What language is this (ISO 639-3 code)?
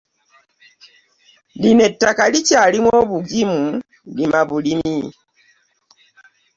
lug